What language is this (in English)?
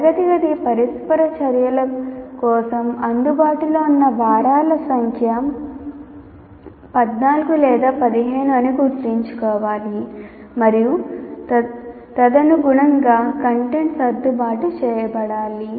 Telugu